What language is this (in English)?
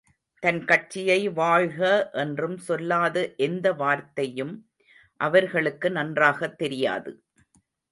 Tamil